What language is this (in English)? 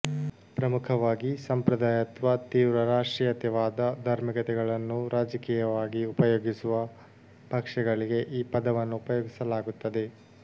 Kannada